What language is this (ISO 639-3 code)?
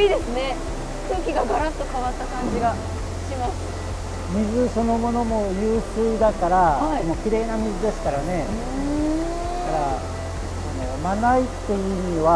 jpn